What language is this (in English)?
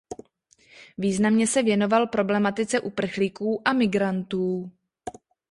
Czech